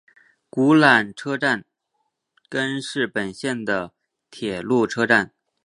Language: Chinese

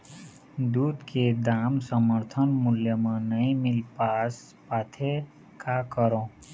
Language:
Chhattisgarhi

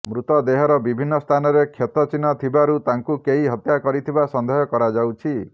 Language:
Odia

